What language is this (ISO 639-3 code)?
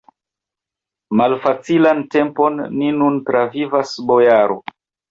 epo